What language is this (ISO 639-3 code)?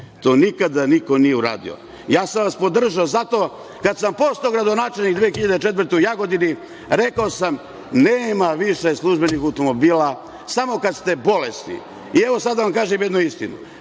srp